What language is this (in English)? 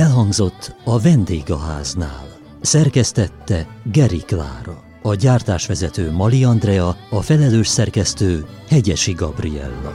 Hungarian